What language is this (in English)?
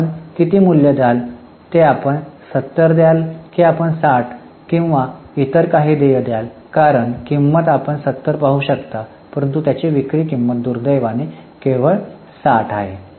Marathi